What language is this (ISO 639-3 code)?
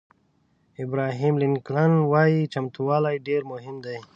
pus